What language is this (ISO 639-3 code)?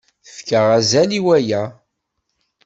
kab